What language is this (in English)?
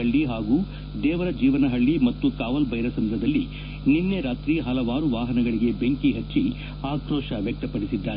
Kannada